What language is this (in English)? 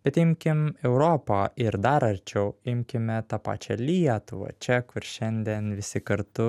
Lithuanian